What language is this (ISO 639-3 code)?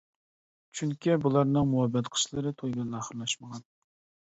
uig